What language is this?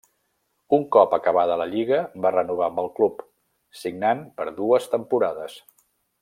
Catalan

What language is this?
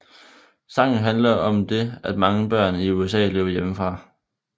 Danish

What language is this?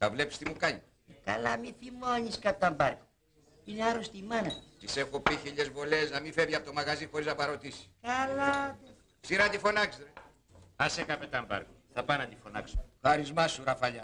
Greek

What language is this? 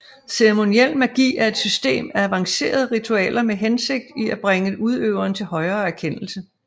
Danish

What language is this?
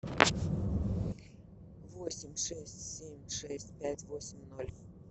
Russian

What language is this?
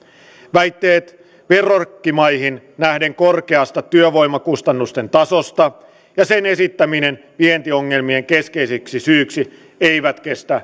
Finnish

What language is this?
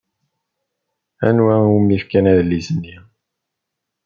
Kabyle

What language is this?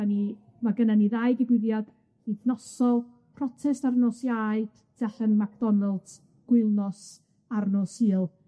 Welsh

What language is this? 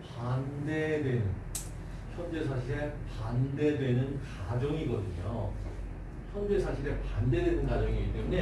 Korean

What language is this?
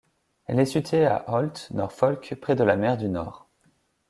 French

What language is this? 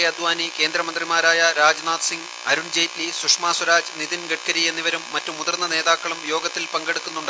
Malayalam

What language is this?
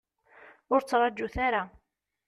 Kabyle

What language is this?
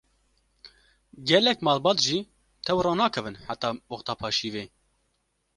Kurdish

